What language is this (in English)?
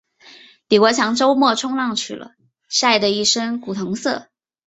Chinese